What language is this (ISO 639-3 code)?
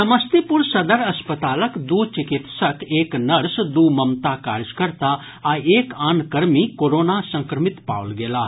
mai